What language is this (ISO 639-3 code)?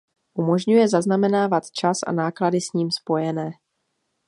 ces